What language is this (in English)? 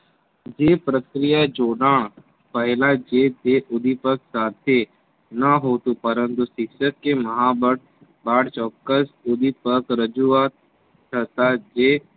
Gujarati